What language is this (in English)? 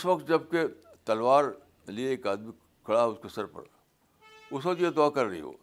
Urdu